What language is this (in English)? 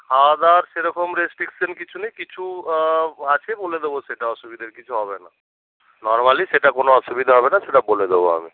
Bangla